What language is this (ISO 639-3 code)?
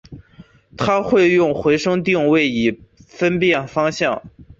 zho